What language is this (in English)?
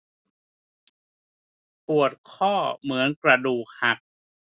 Thai